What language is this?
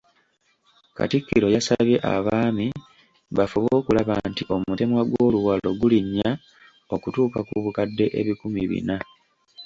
Ganda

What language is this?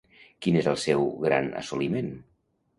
Catalan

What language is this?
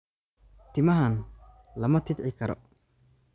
Somali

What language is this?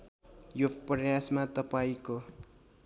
Nepali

